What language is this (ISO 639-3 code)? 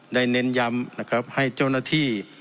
tha